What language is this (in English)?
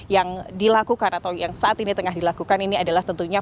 Indonesian